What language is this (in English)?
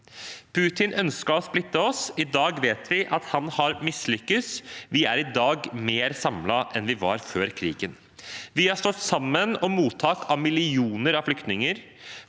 Norwegian